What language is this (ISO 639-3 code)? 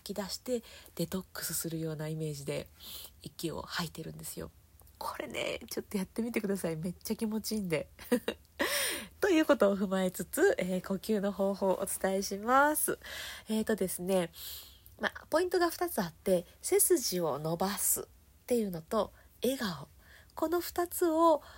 jpn